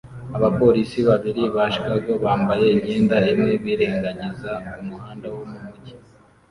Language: Kinyarwanda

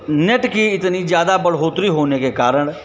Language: Hindi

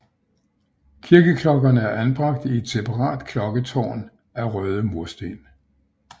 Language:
Danish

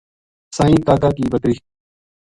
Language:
Gujari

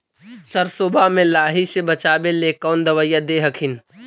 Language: Magahi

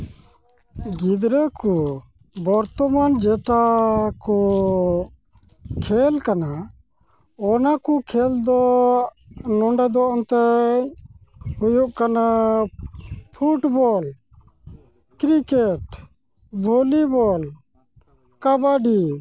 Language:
Santali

